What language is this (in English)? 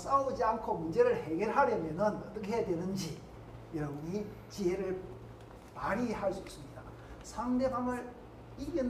Korean